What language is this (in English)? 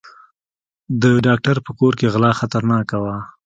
Pashto